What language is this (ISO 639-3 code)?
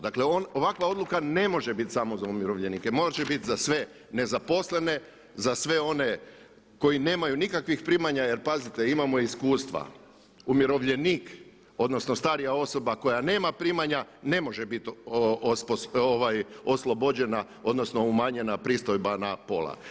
hrv